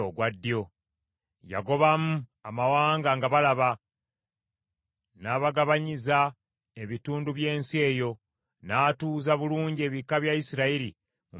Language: Ganda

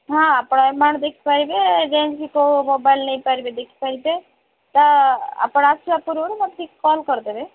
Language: Odia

